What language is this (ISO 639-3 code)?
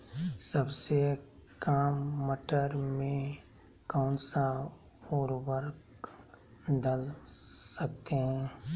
mag